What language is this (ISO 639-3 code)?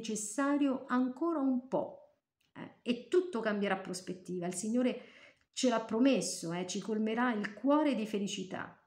ita